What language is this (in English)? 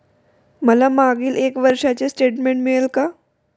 Marathi